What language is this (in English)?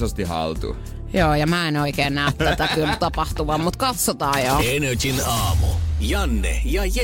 Finnish